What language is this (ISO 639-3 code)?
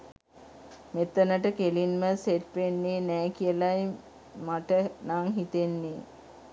sin